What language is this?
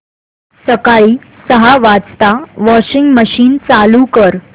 Marathi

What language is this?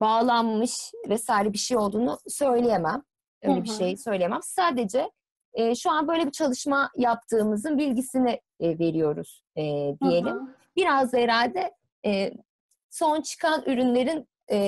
Turkish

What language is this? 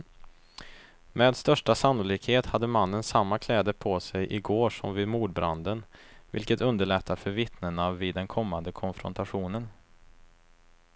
Swedish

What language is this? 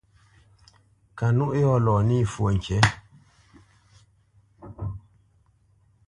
Bamenyam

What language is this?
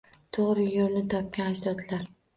Uzbek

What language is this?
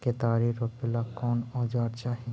Magahi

